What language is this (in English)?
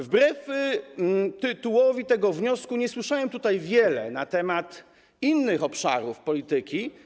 Polish